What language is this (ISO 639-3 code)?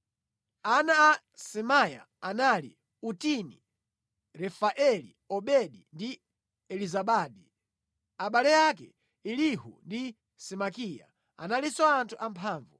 nya